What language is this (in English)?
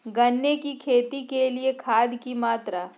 Magahi